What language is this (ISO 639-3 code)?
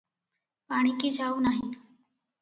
ori